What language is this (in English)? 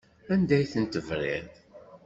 Kabyle